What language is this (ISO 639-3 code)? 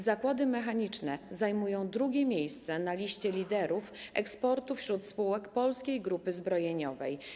pol